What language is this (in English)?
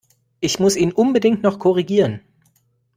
German